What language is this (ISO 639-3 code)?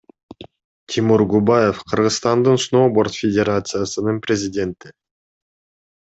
kir